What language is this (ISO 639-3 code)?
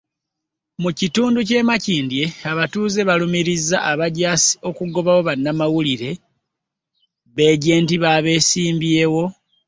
lug